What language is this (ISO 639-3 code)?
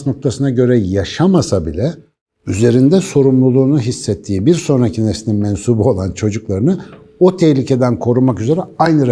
tur